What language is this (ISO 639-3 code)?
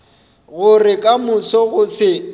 nso